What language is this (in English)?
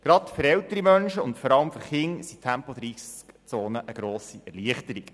Swiss German